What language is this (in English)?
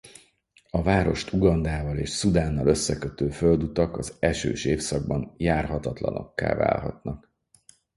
Hungarian